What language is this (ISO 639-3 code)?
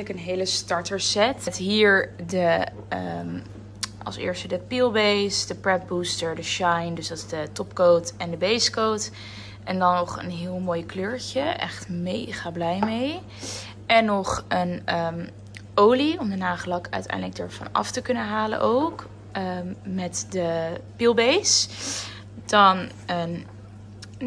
nld